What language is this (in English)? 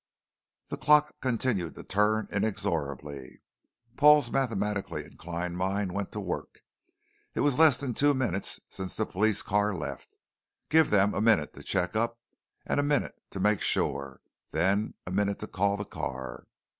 English